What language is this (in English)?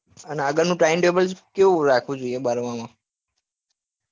Gujarati